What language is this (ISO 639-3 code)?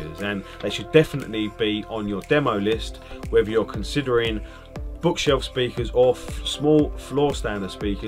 eng